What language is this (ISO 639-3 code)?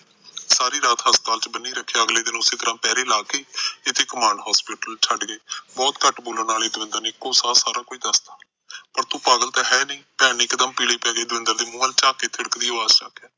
pan